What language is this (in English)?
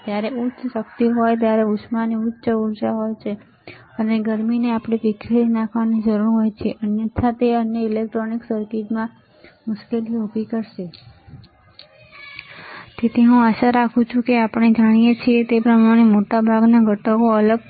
Gujarati